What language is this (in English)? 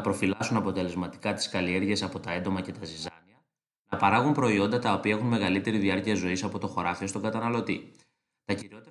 Greek